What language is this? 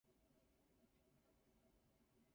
Japanese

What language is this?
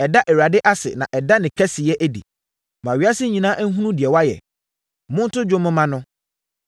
Akan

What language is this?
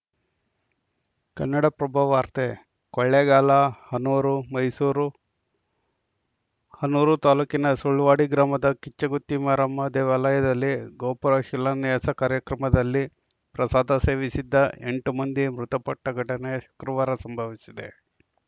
Kannada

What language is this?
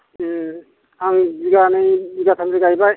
Bodo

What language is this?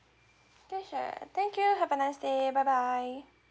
English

